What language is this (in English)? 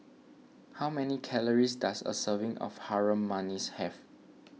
English